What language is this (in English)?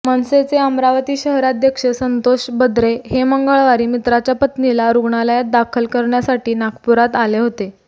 Marathi